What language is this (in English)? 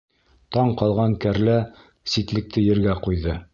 Bashkir